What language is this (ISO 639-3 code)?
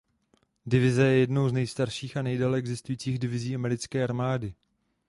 ces